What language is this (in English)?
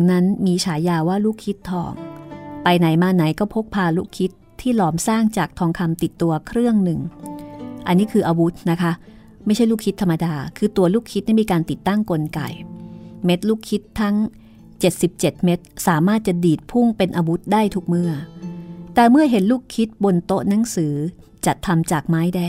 Thai